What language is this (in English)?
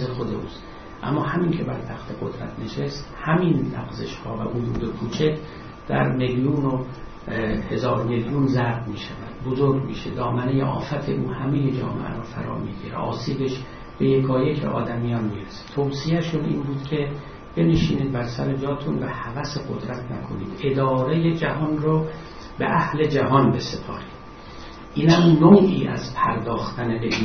Persian